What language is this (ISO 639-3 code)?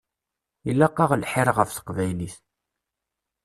kab